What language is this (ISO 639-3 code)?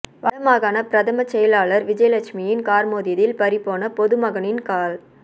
tam